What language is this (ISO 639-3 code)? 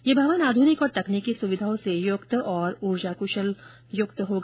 hin